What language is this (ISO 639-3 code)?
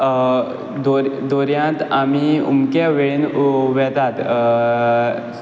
kok